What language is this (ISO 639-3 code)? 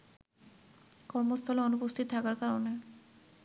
ben